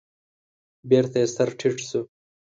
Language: Pashto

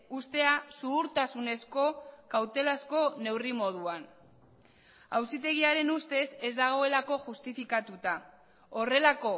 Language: Basque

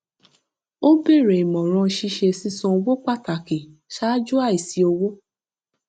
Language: Yoruba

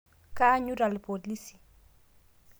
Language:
Masai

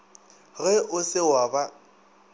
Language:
Northern Sotho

